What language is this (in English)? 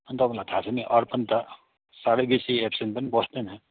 Nepali